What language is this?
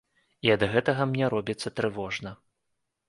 Belarusian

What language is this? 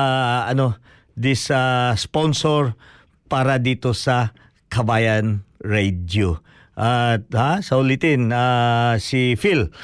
Filipino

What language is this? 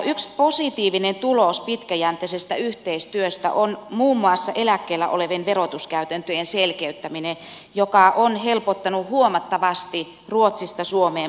Finnish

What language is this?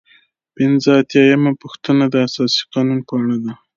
Pashto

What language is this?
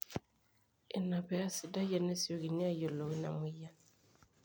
Masai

